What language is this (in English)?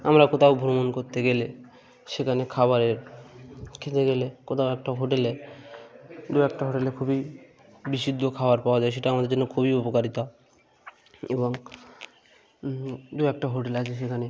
Bangla